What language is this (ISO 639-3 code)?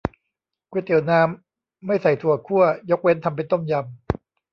tha